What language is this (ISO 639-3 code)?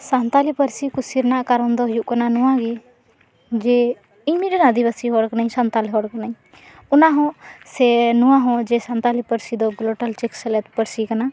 sat